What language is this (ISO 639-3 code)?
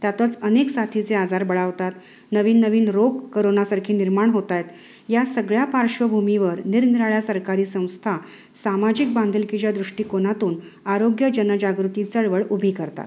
mar